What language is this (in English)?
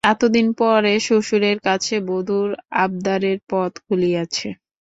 Bangla